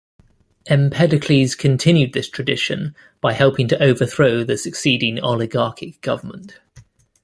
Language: English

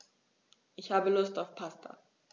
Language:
German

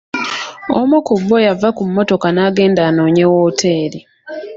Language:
Ganda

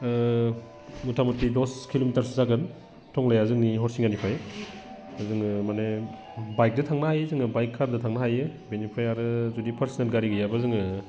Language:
Bodo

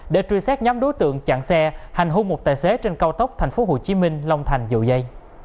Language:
Vietnamese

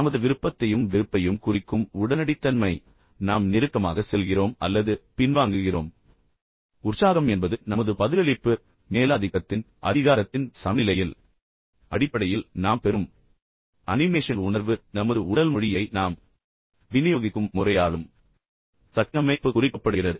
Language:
Tamil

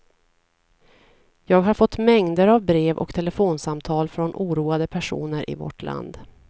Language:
Swedish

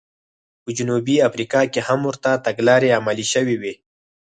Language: Pashto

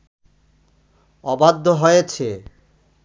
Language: Bangla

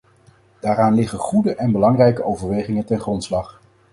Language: Dutch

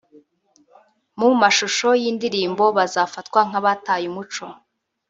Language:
Kinyarwanda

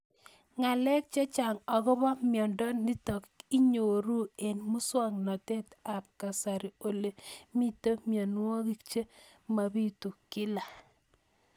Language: Kalenjin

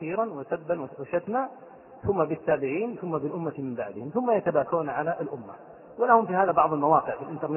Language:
Arabic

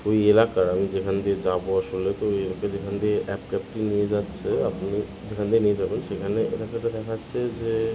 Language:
Bangla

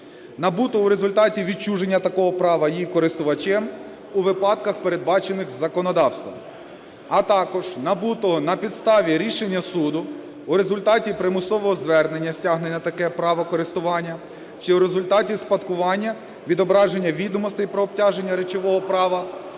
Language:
Ukrainian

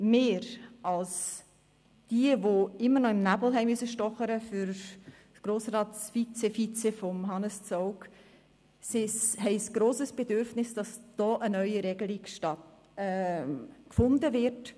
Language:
Swiss German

